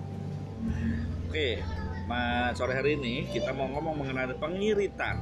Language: Indonesian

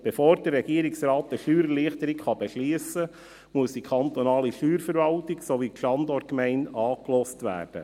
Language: Swiss German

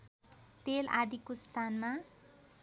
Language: Nepali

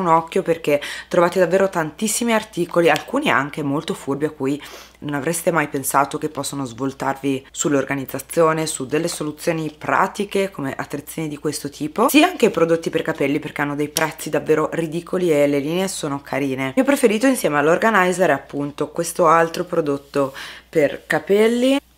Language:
Italian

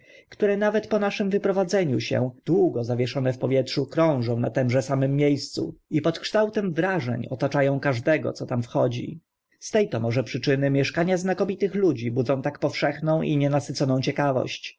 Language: Polish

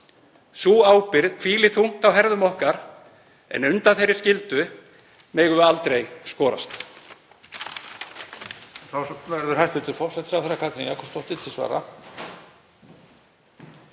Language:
Icelandic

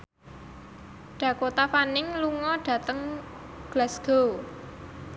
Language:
Javanese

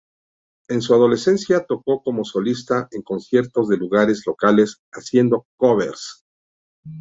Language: Spanish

